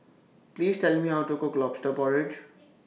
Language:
English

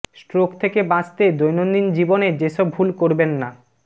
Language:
Bangla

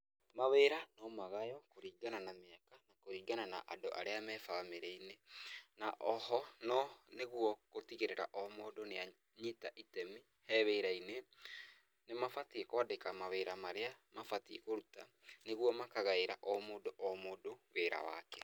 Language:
Kikuyu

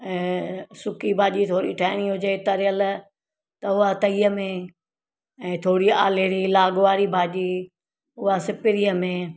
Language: Sindhi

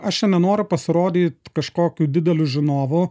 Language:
Lithuanian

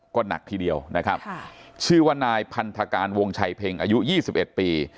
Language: Thai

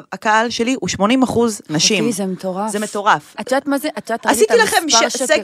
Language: Hebrew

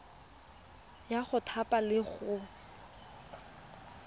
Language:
Tswana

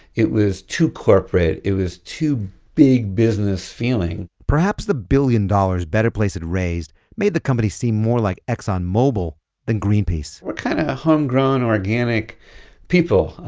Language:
English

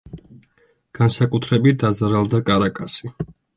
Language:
Georgian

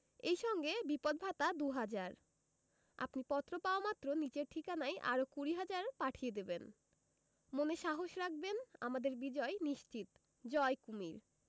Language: Bangla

